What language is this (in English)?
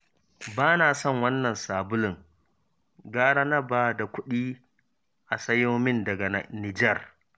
Hausa